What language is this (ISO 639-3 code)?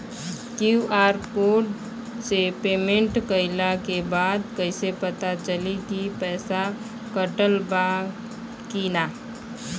bho